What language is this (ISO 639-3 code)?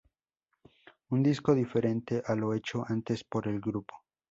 spa